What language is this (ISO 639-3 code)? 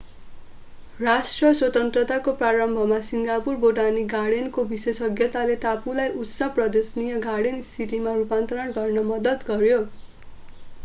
nep